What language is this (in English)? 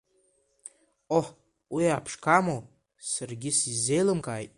Abkhazian